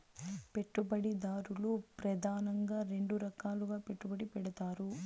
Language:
Telugu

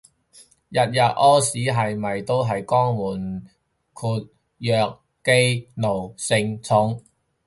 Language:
Cantonese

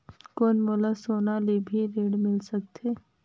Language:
Chhattisgarhi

